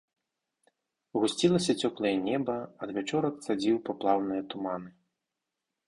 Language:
Belarusian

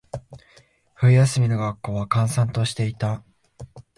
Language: Japanese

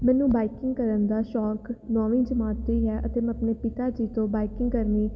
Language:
Punjabi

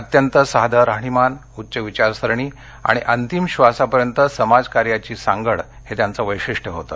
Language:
Marathi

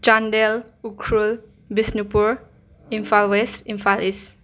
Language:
Manipuri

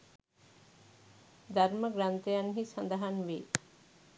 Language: Sinhala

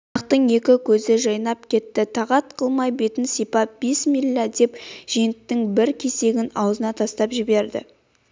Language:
Kazakh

